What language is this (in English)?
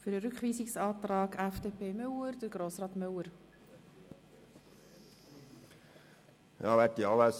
Swiss German